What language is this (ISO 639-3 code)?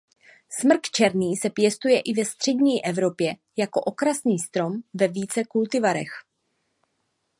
ces